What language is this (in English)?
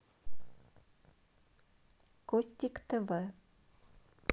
Russian